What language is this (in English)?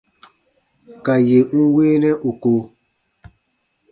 Baatonum